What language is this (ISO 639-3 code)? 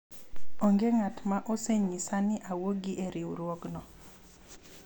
luo